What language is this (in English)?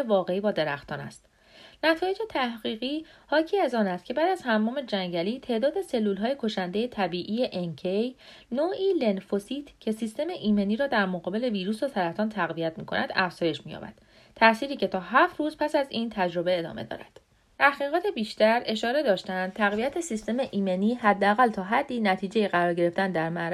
Persian